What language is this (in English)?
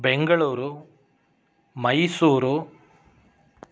Sanskrit